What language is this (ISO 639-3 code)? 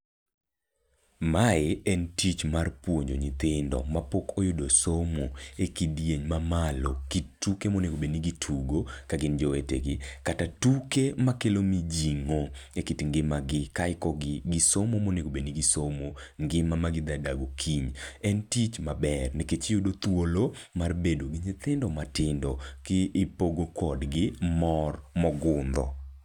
luo